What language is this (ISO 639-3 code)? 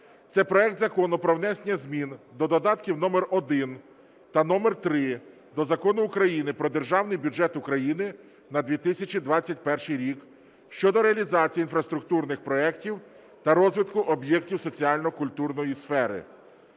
ukr